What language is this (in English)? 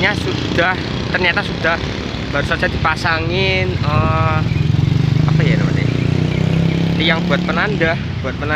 Indonesian